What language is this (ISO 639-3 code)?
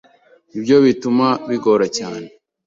kin